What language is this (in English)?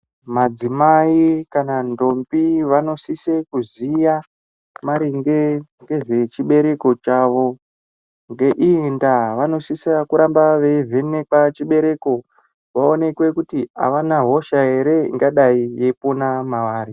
Ndau